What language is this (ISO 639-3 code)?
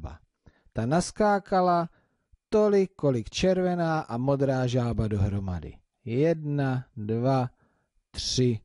ces